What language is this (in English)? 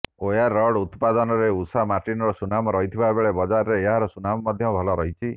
Odia